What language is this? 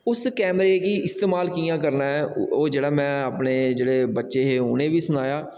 Dogri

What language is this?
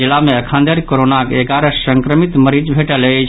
Maithili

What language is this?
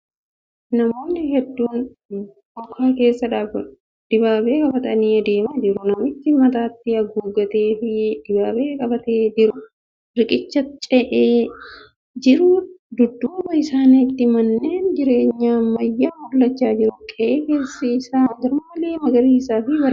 Oromo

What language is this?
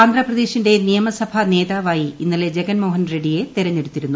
Malayalam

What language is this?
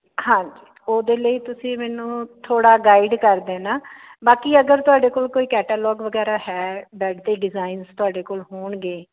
Punjabi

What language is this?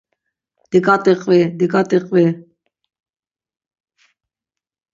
Laz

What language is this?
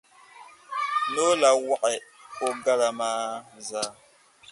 Dagbani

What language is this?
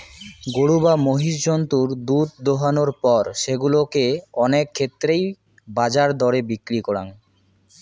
Bangla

